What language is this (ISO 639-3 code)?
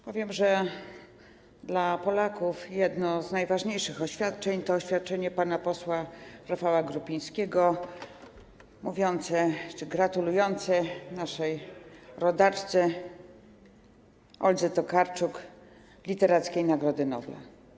pol